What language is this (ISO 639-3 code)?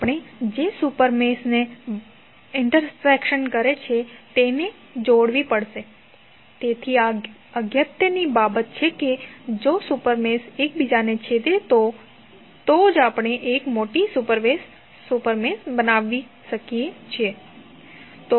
guj